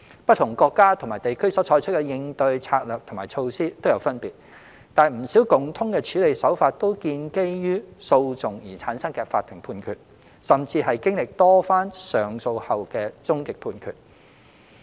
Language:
Cantonese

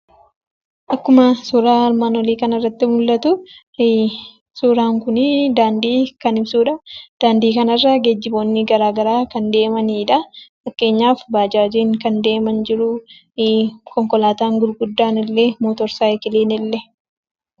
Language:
Oromo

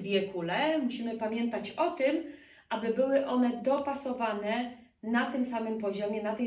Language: Polish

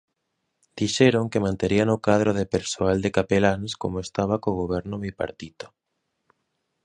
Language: Galician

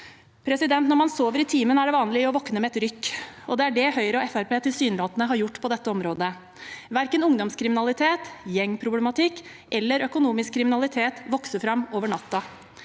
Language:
Norwegian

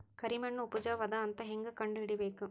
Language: Kannada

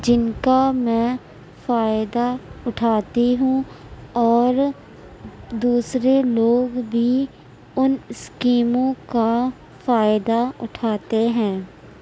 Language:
Urdu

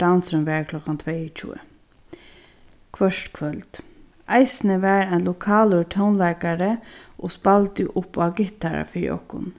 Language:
Faroese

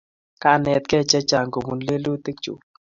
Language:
Kalenjin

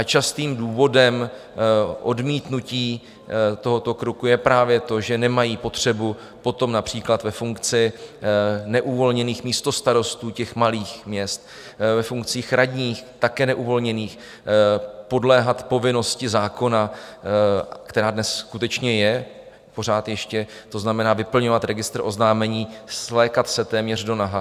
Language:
Czech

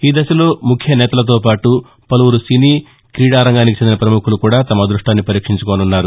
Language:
Telugu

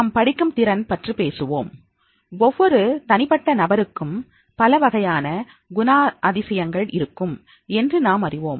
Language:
Tamil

